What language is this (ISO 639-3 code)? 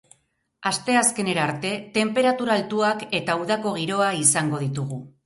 eus